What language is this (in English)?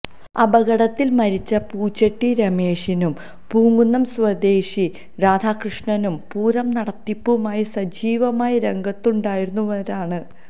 Malayalam